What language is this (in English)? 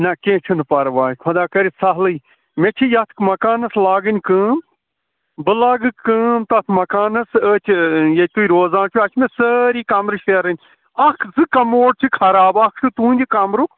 Kashmiri